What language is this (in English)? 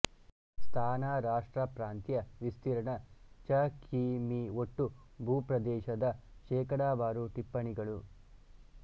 Kannada